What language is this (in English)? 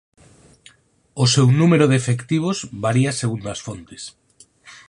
Galician